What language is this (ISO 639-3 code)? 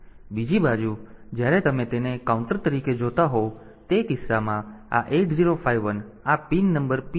guj